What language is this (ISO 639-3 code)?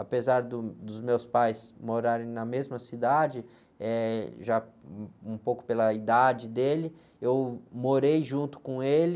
por